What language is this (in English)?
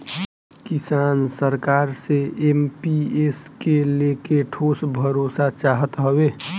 Bhojpuri